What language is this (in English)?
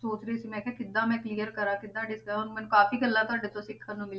Punjabi